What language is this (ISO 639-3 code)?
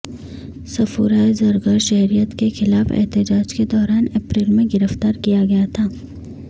urd